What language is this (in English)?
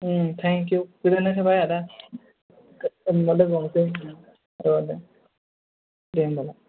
Bodo